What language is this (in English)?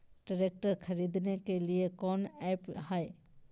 Magahi